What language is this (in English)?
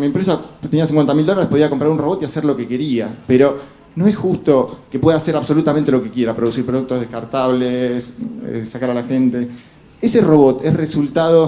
Spanish